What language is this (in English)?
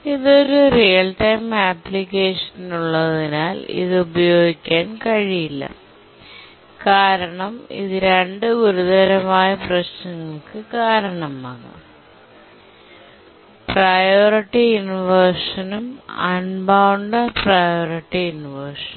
Malayalam